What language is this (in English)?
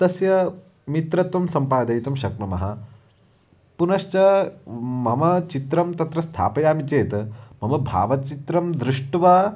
Sanskrit